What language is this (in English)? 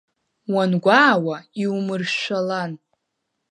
Abkhazian